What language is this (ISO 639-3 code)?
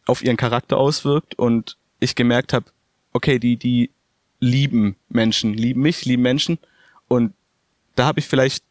deu